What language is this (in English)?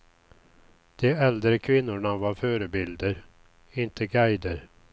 Swedish